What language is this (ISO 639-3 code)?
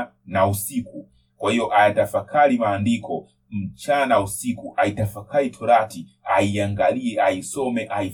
swa